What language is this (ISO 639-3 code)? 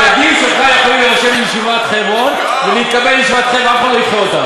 heb